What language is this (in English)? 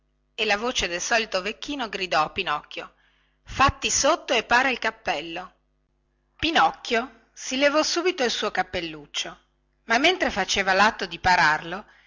Italian